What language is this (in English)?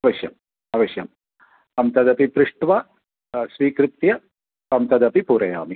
Sanskrit